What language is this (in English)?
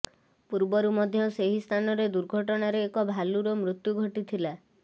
Odia